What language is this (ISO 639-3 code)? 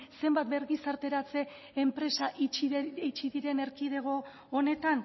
eus